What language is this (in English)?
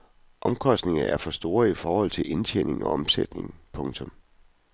Danish